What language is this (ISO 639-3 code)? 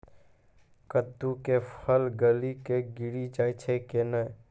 mai